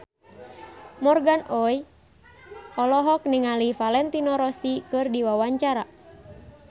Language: Sundanese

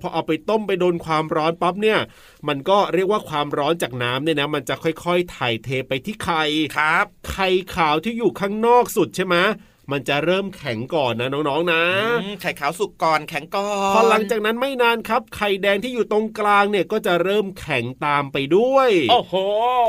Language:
Thai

